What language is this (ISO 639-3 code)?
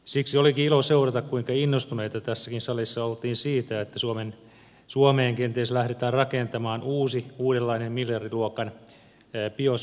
fin